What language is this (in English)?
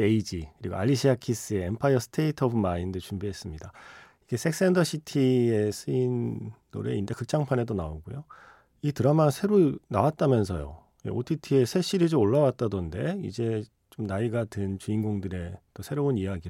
Korean